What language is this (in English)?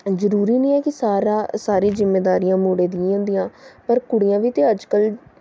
Dogri